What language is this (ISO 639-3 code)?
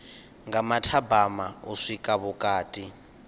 ven